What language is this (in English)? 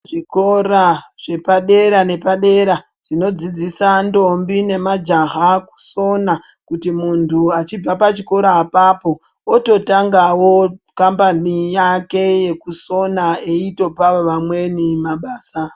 Ndau